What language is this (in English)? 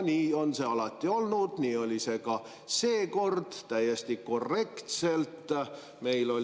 Estonian